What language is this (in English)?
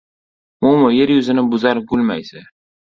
Uzbek